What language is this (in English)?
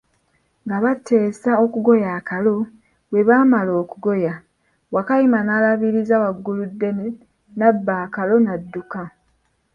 Ganda